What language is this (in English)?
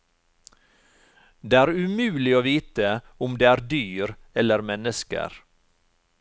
Norwegian